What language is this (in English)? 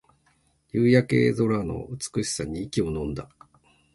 Japanese